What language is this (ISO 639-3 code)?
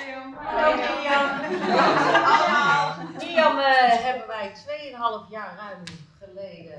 nld